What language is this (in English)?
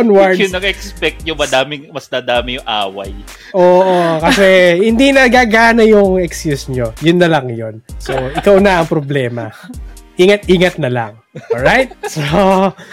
Filipino